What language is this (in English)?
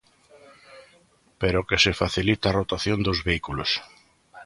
Galician